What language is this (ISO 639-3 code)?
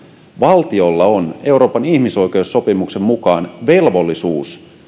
fin